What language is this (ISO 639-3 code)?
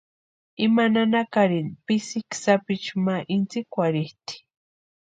pua